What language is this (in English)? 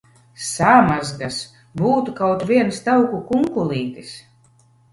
Latvian